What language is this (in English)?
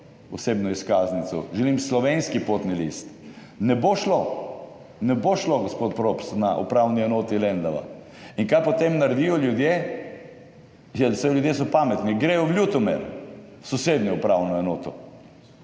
Slovenian